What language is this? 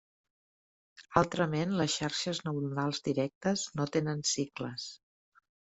Catalan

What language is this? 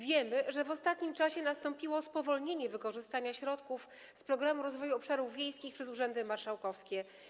Polish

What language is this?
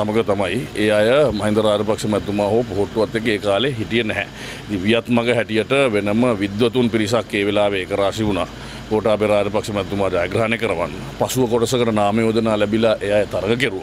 Indonesian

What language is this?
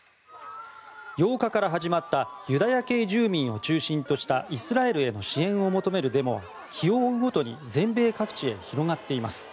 Japanese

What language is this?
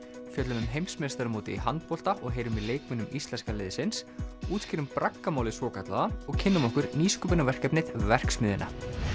Icelandic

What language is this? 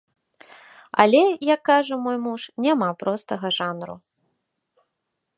Belarusian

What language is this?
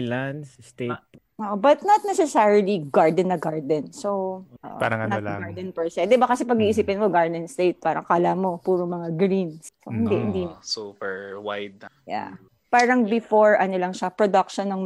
Filipino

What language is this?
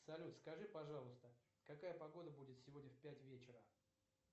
Russian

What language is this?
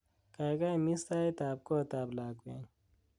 Kalenjin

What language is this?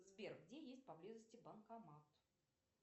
Russian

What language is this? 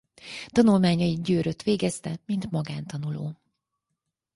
Hungarian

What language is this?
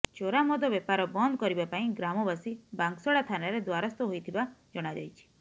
Odia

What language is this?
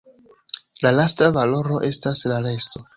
Esperanto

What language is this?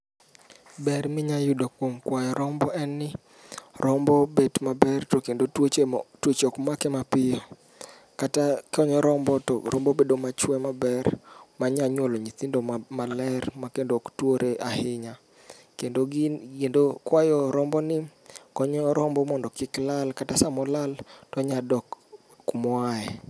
Luo (Kenya and Tanzania)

